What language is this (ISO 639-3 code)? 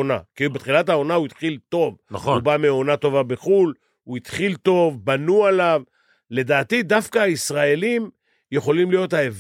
heb